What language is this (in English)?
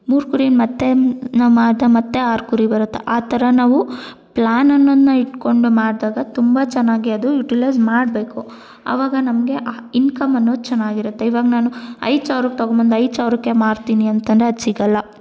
Kannada